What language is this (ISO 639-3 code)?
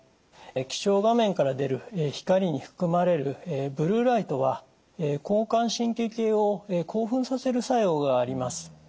jpn